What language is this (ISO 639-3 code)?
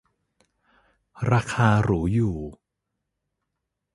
tha